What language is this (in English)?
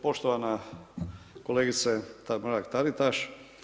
Croatian